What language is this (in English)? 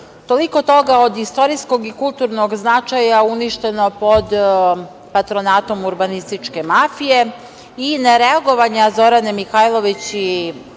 Serbian